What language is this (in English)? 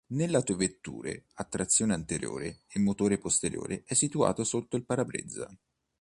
Italian